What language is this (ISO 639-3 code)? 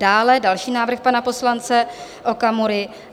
ces